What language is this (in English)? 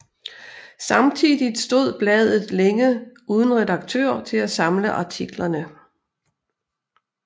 Danish